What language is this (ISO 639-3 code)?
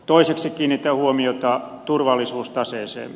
fin